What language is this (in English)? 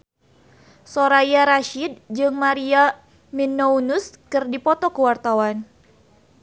Sundanese